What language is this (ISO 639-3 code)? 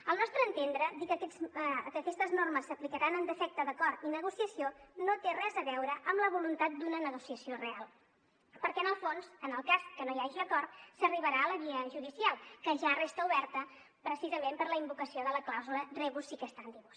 cat